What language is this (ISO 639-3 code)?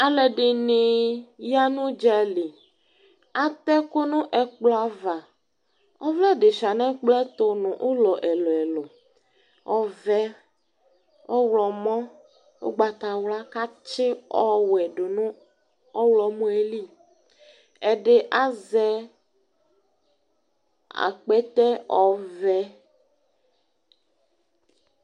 kpo